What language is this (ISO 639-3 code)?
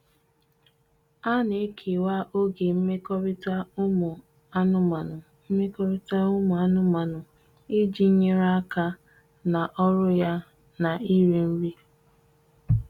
ibo